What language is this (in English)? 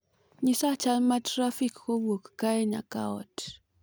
Luo (Kenya and Tanzania)